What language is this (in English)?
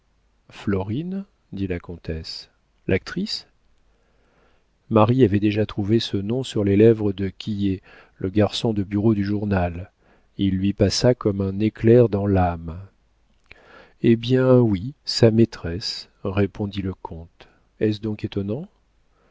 French